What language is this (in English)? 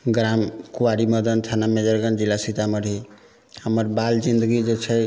Maithili